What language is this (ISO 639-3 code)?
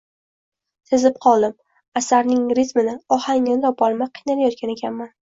uzb